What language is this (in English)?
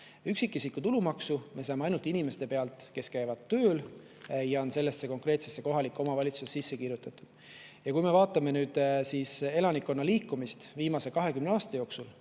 Estonian